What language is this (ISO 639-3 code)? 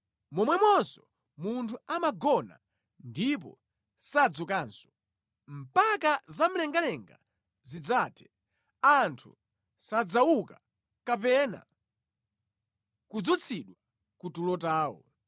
nya